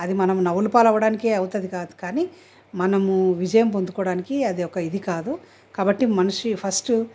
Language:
Telugu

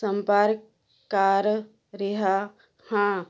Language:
Punjabi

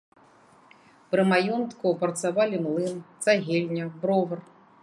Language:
Belarusian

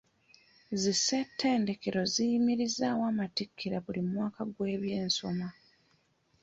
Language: Ganda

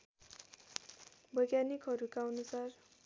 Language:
Nepali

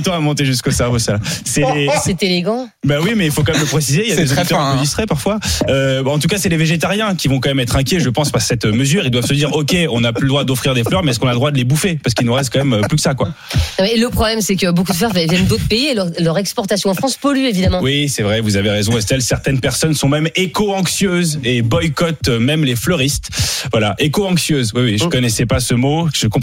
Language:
French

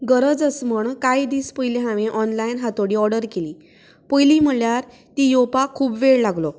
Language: Konkani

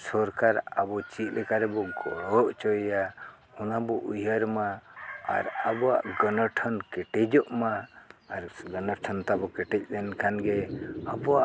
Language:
Santali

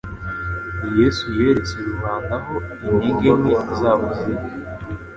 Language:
Kinyarwanda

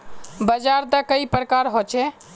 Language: Magahi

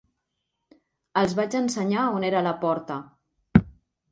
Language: Catalan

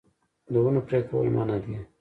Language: Pashto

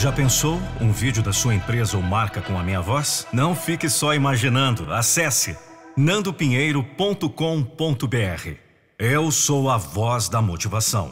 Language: Portuguese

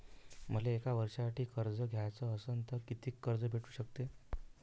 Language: Marathi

